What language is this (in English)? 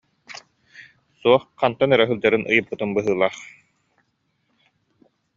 Yakut